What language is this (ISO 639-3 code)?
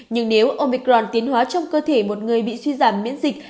vie